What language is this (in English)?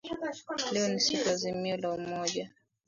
Swahili